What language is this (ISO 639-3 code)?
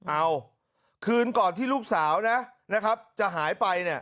tha